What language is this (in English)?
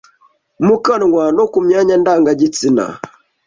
Kinyarwanda